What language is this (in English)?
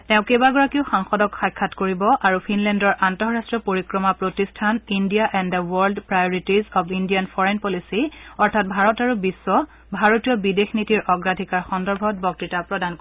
Assamese